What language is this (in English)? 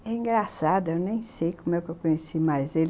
Portuguese